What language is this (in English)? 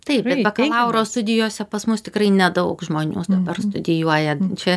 Lithuanian